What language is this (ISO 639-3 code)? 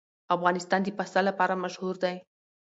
pus